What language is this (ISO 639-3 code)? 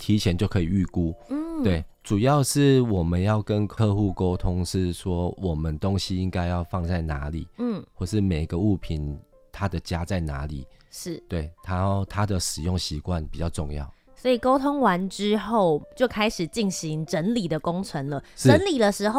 zho